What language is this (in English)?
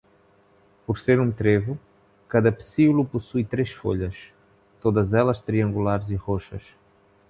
Portuguese